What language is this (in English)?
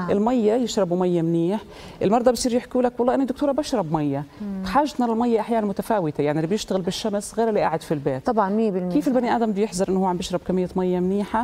Arabic